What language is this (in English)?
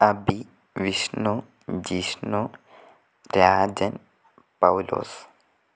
Malayalam